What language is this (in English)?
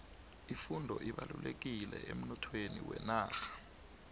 South Ndebele